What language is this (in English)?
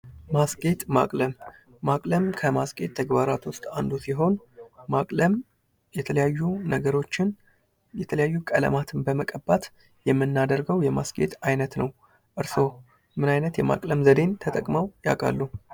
Amharic